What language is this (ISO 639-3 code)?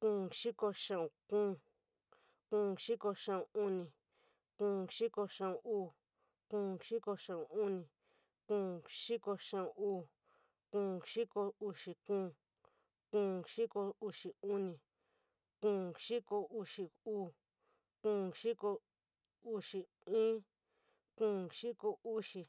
mig